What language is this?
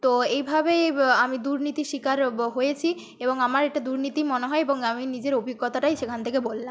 Bangla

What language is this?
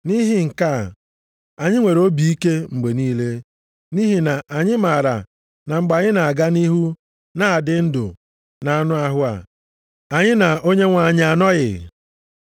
Igbo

